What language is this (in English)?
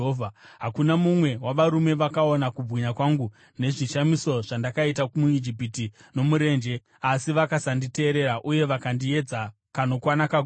Shona